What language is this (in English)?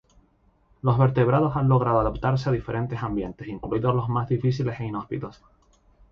Spanish